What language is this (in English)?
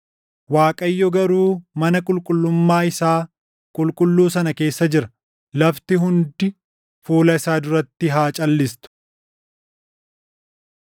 Oromo